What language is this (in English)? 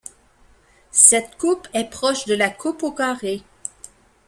French